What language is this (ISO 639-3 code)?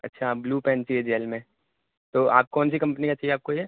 urd